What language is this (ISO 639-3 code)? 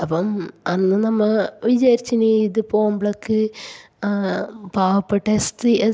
mal